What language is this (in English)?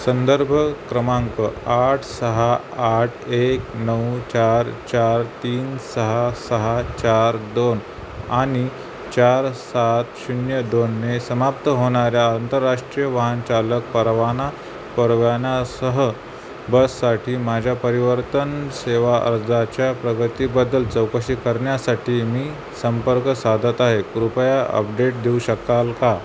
Marathi